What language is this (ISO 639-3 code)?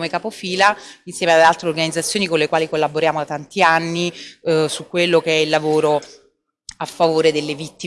ita